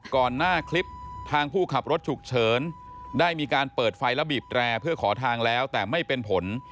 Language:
Thai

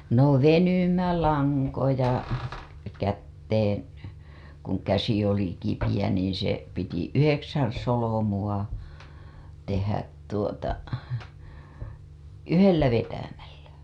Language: Finnish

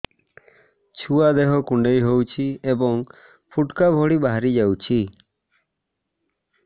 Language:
Odia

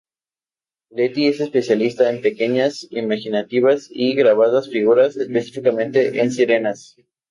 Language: Spanish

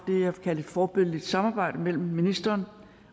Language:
Danish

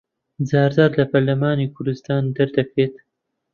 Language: Central Kurdish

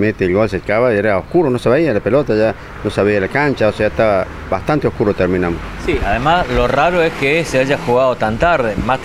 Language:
Spanish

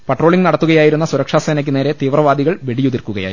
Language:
Malayalam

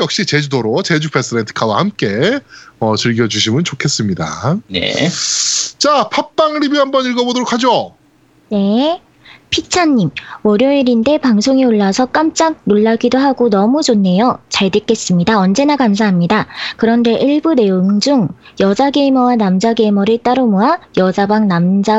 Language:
Korean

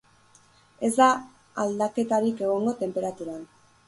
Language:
Basque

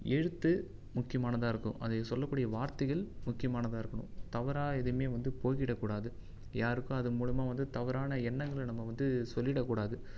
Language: Tamil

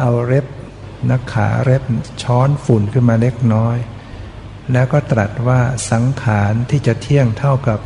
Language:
Thai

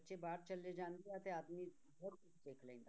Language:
Punjabi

